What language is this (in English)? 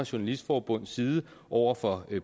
Danish